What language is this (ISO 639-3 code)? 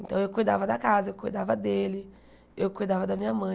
por